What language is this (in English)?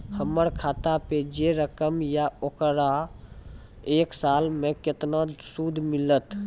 Maithili